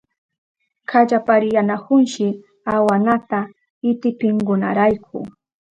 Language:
Southern Pastaza Quechua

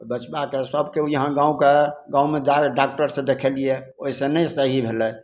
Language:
Maithili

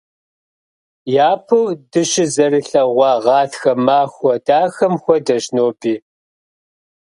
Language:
Kabardian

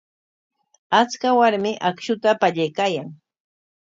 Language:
Corongo Ancash Quechua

